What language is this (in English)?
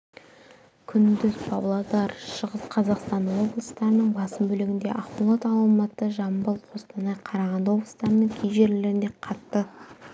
Kazakh